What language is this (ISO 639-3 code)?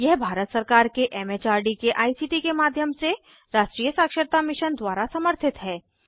hin